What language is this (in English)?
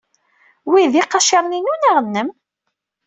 Kabyle